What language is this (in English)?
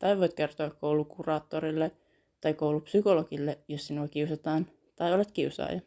Finnish